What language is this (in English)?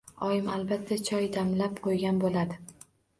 Uzbek